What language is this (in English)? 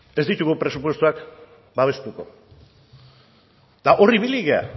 Basque